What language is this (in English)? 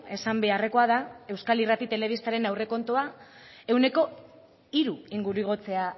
Basque